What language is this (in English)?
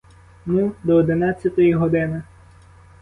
Ukrainian